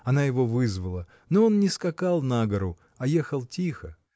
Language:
Russian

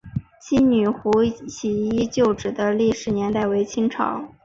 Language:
Chinese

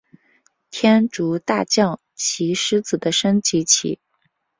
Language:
Chinese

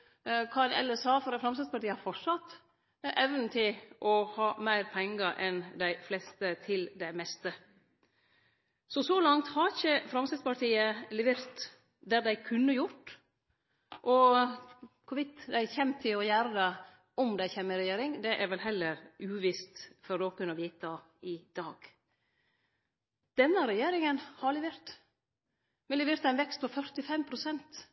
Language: Norwegian Nynorsk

